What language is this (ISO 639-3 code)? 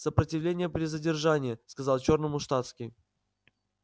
rus